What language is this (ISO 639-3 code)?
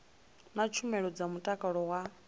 ven